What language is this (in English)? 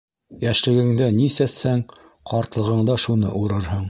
Bashkir